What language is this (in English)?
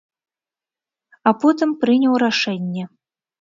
Belarusian